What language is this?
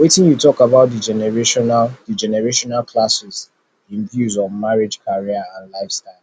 Nigerian Pidgin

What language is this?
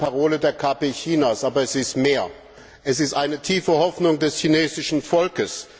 German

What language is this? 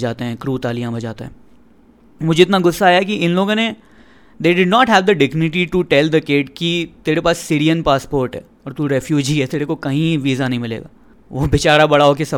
Hindi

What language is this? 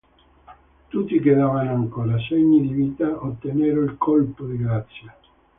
Italian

